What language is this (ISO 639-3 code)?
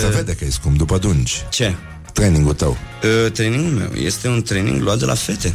ron